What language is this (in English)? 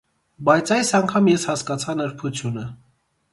Armenian